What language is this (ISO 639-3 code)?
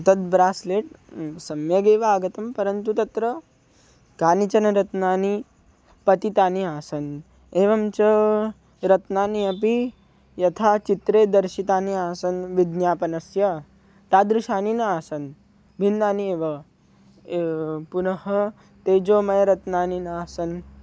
san